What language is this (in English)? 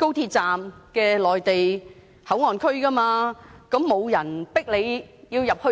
Cantonese